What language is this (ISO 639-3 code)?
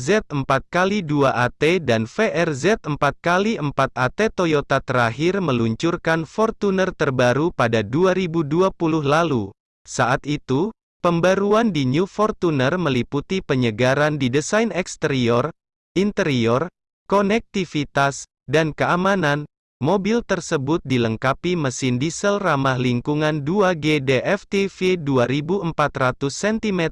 ind